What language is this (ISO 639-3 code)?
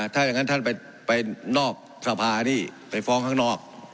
tha